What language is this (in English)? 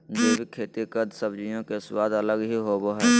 Magahi